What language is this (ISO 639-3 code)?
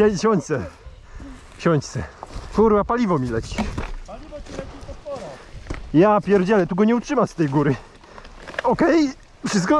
pol